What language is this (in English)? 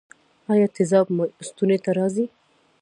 Pashto